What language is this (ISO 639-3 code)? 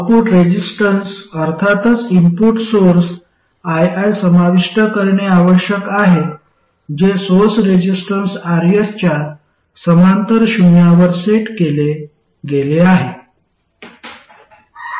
mar